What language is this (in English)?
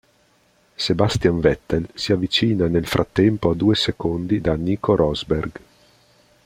Italian